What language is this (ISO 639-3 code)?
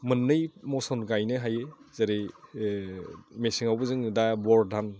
brx